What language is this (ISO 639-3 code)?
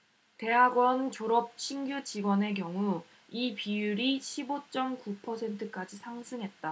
kor